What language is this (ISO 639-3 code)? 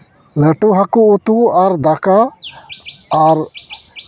sat